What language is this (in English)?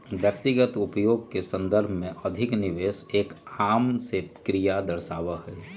Magahi